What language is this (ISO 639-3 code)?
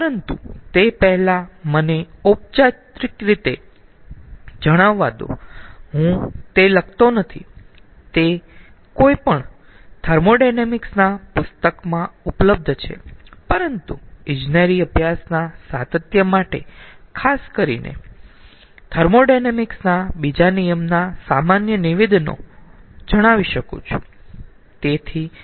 guj